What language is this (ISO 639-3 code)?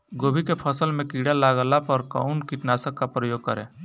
bho